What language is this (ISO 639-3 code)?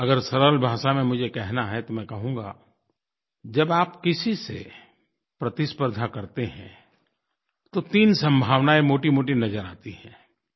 hin